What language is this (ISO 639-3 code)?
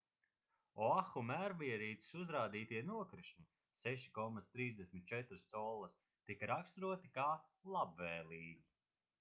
lav